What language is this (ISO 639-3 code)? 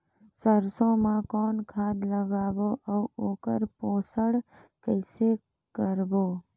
hne